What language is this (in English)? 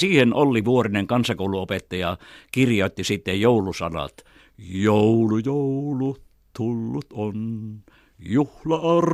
Finnish